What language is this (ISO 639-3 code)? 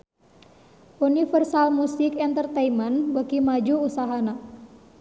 sun